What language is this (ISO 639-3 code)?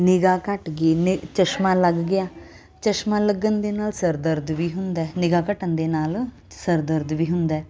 pan